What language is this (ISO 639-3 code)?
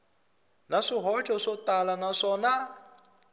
tso